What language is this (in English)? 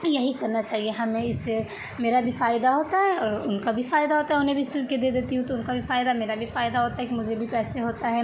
Urdu